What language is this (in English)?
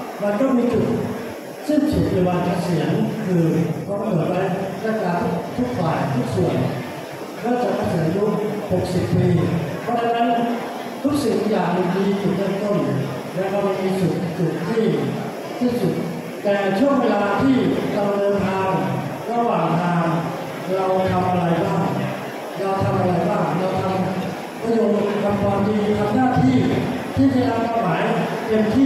Thai